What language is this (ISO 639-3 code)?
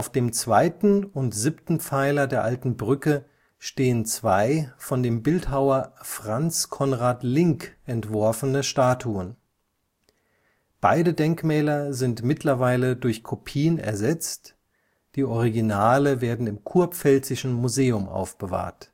deu